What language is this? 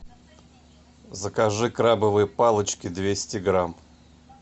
Russian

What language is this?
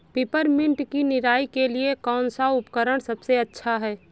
Hindi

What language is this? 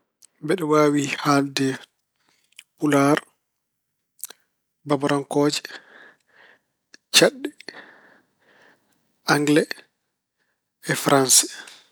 Fula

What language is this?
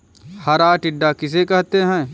Hindi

